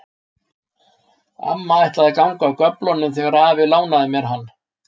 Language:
Icelandic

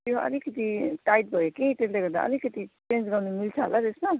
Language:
Nepali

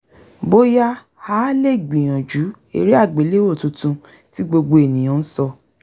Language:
Yoruba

